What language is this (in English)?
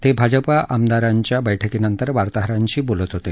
Marathi